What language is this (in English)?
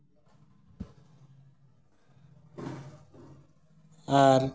Santali